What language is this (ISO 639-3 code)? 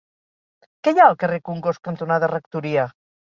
cat